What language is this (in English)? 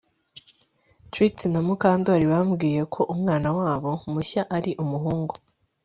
Kinyarwanda